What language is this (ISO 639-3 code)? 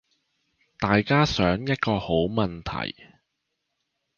zho